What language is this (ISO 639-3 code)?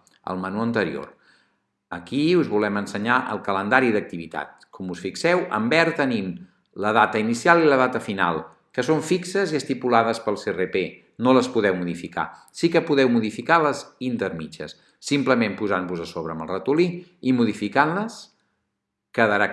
cat